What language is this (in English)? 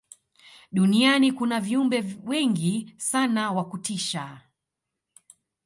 Swahili